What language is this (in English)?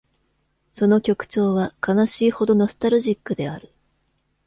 Japanese